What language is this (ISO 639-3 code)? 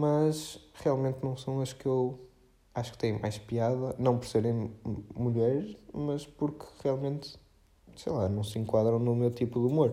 por